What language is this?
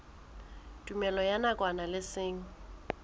Southern Sotho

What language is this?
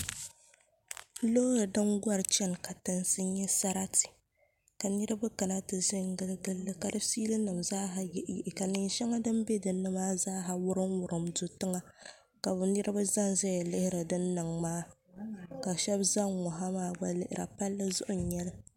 Dagbani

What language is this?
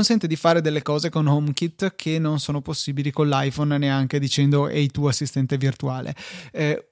Italian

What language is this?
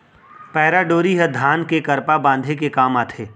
Chhattisgarhi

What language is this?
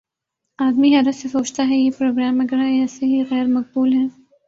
Urdu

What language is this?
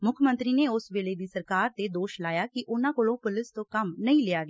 Punjabi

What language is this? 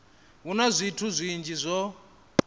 Venda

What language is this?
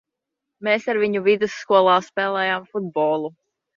Latvian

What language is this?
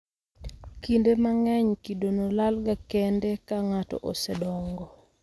Luo (Kenya and Tanzania)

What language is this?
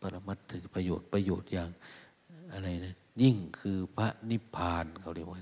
Thai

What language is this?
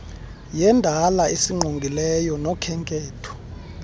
Xhosa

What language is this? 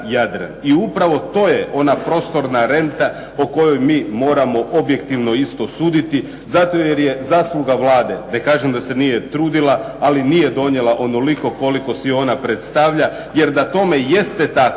Croatian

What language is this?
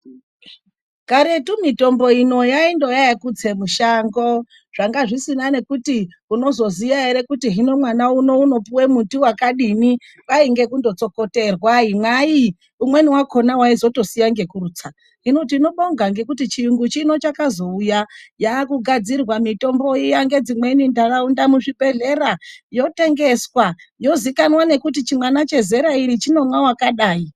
Ndau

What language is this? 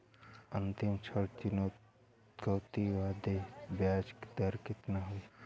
Bhojpuri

